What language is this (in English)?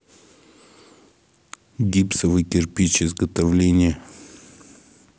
Russian